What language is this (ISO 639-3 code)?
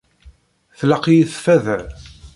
kab